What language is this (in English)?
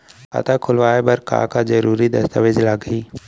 Chhattisgarhi